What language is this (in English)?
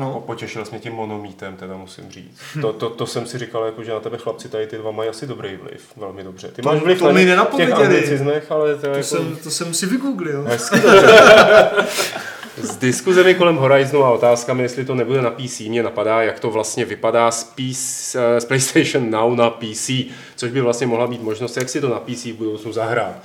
Czech